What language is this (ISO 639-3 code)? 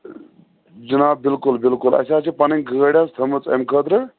kas